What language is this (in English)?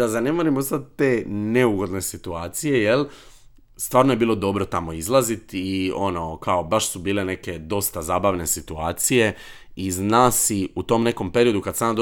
Croatian